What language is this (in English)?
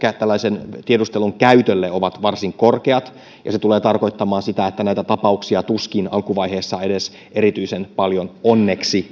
Finnish